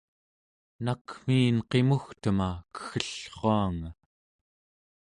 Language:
Central Yupik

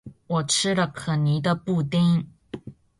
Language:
Chinese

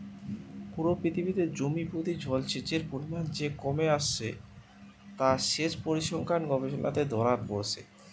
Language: Bangla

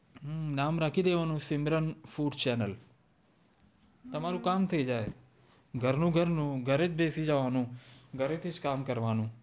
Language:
Gujarati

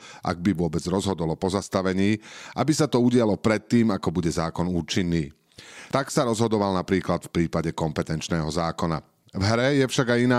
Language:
Slovak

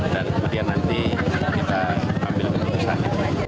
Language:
Indonesian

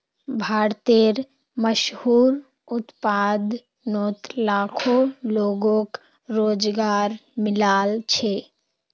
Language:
Magahi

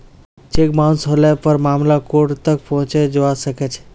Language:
Magahi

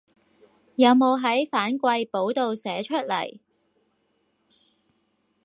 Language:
Cantonese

